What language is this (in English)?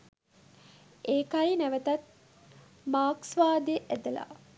Sinhala